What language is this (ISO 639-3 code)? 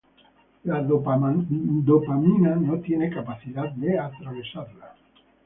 spa